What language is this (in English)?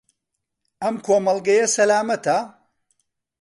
Central Kurdish